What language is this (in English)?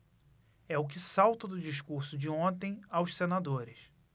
Portuguese